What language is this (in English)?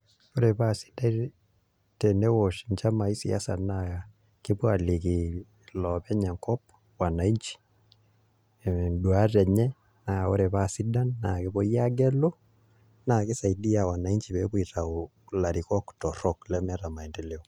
Masai